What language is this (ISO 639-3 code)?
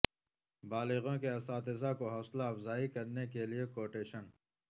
urd